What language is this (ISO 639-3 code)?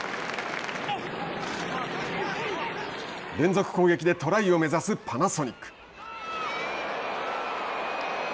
jpn